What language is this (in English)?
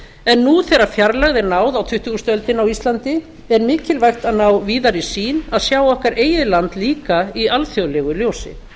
Icelandic